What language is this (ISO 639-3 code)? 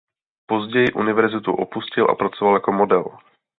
ces